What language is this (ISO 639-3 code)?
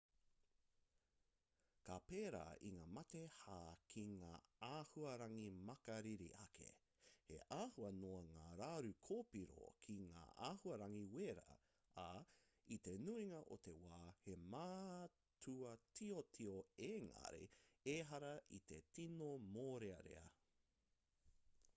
mri